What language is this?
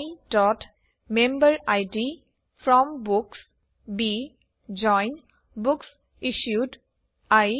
Assamese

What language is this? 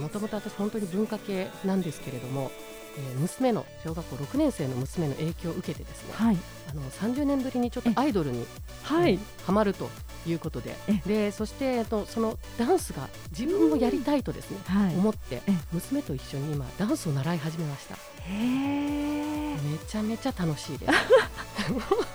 Japanese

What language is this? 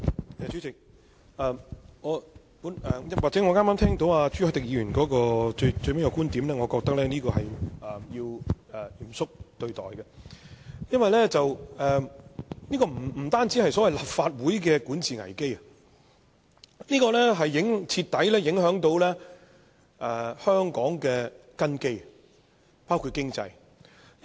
Cantonese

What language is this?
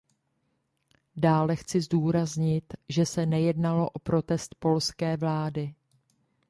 Czech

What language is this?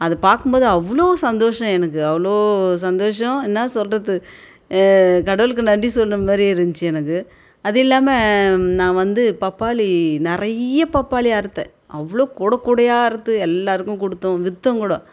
Tamil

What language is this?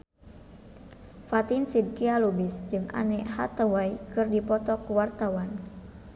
Sundanese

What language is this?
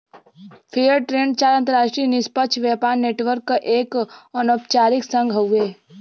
Bhojpuri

